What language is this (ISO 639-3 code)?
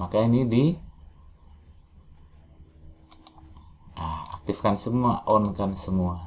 ind